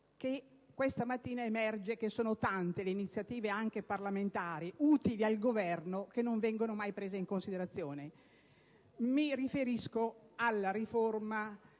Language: Italian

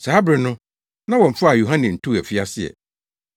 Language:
Akan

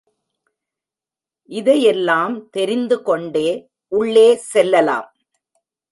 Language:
Tamil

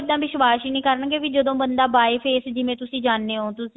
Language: Punjabi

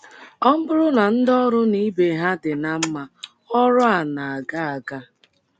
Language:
Igbo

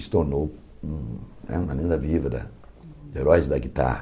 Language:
Portuguese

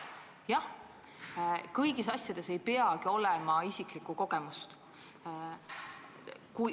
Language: Estonian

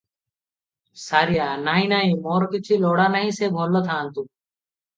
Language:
Odia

